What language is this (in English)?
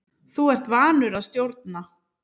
Icelandic